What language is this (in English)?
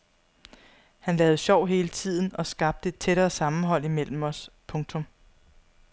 Danish